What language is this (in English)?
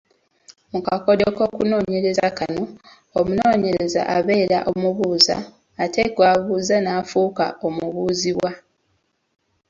Ganda